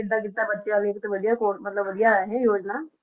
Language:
Punjabi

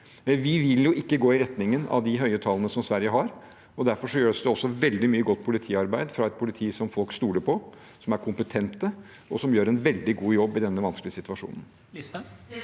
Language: Norwegian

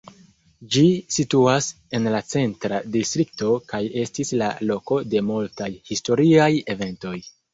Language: Esperanto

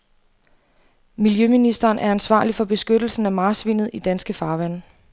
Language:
Danish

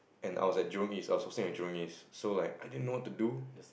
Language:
English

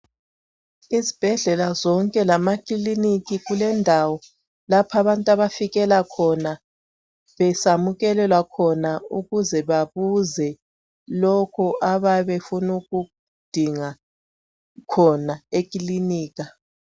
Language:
North Ndebele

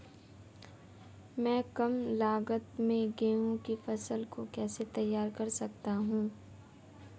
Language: Hindi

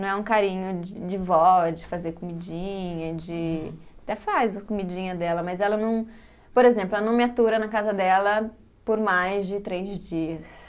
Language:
Portuguese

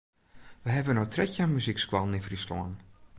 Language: Western Frisian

